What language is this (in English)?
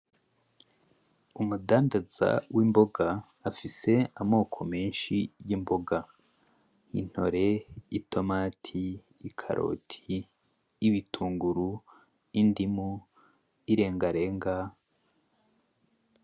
Rundi